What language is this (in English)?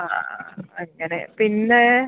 Malayalam